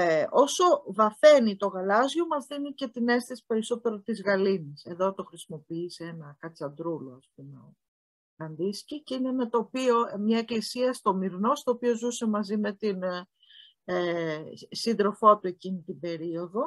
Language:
Greek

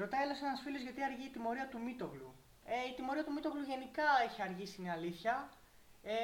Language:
Greek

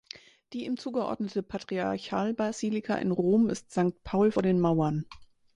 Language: German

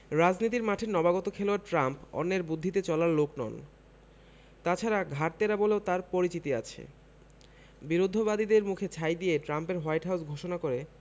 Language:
Bangla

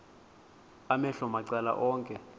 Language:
Xhosa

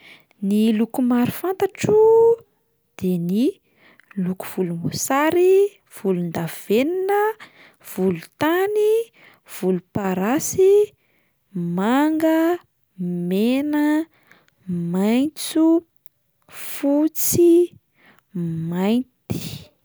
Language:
Malagasy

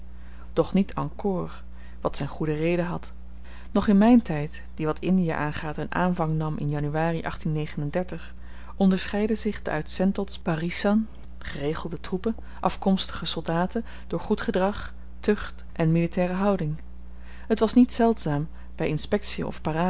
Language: Dutch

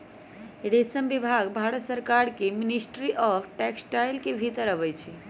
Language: Magahi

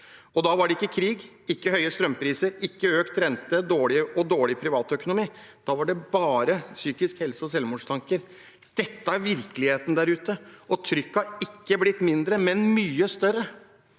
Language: Norwegian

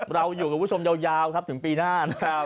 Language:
Thai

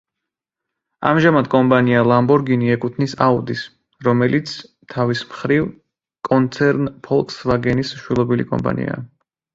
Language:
Georgian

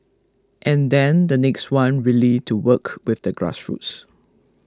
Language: English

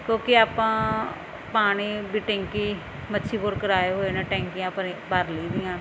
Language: Punjabi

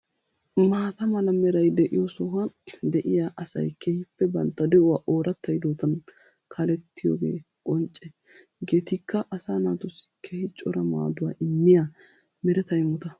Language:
Wolaytta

